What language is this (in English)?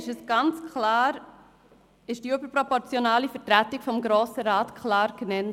Swiss German